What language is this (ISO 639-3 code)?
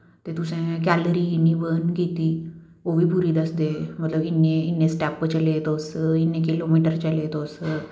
doi